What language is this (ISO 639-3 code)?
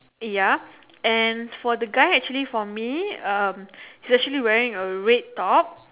eng